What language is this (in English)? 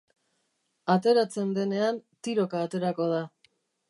Basque